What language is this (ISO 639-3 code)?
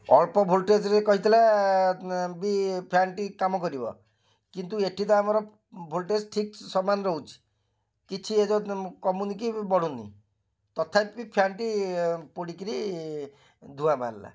ori